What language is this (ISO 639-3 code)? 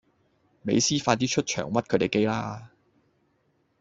yue